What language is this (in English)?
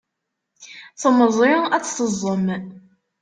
Kabyle